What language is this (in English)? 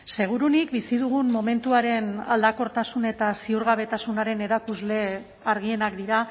Basque